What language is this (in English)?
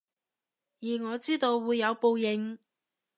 Cantonese